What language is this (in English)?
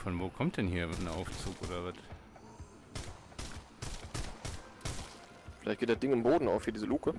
German